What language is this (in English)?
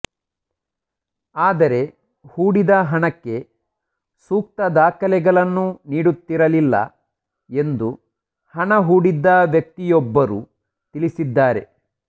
Kannada